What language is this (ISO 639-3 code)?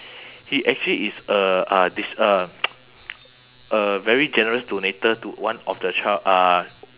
eng